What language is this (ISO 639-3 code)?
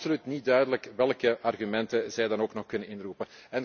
nld